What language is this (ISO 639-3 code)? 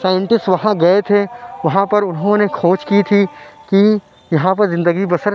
urd